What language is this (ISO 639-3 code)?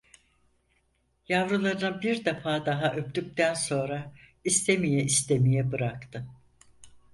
tur